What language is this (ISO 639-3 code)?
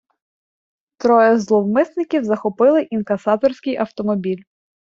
ukr